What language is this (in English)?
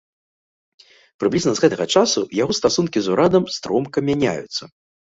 Belarusian